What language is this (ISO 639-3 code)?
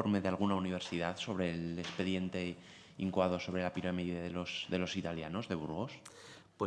spa